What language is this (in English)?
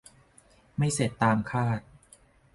Thai